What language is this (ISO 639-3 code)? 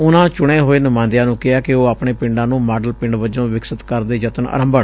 pan